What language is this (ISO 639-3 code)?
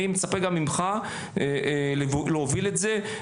heb